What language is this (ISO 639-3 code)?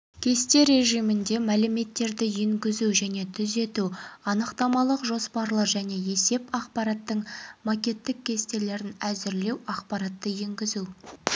kaz